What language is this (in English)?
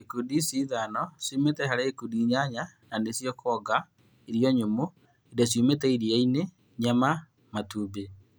Kikuyu